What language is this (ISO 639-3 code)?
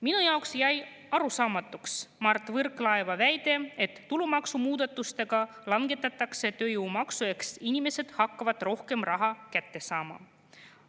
est